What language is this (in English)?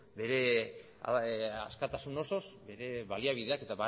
Basque